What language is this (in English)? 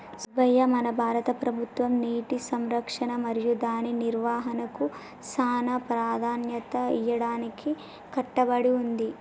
Telugu